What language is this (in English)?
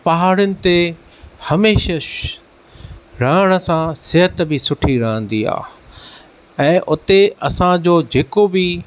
Sindhi